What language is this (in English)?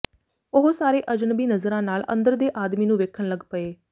Punjabi